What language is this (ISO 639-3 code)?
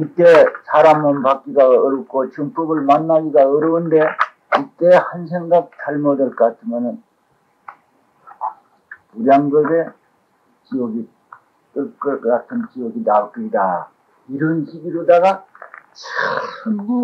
kor